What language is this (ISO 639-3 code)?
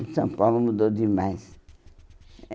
por